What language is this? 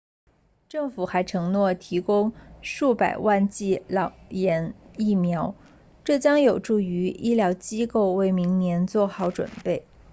Chinese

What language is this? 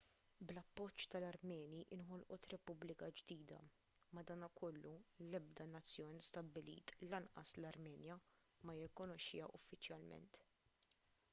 Maltese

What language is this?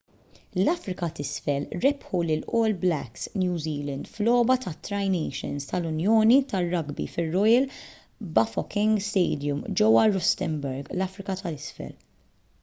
Maltese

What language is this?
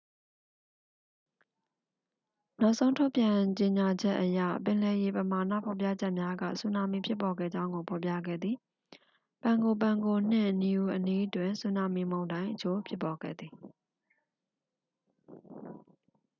Burmese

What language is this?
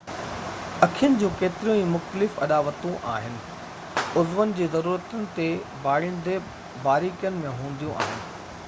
Sindhi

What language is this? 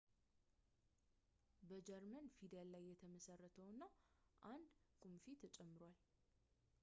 Amharic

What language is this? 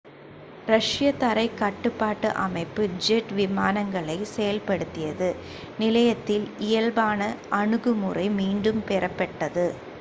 Tamil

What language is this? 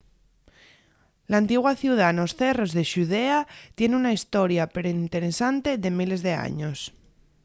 Asturian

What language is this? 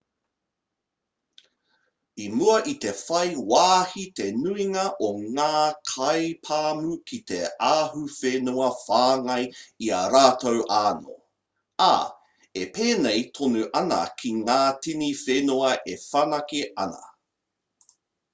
Māori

